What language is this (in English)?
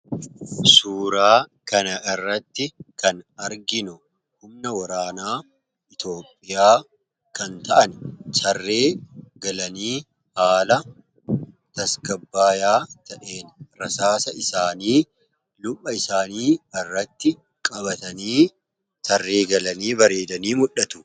Oromo